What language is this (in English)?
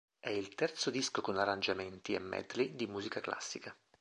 Italian